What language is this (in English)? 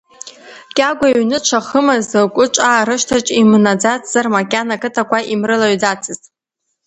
Abkhazian